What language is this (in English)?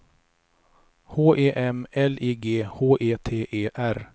Swedish